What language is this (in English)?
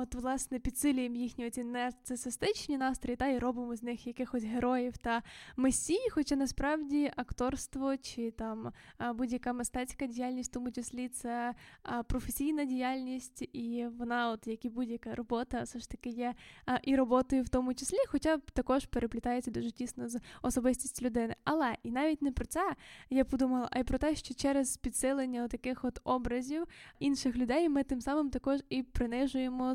Ukrainian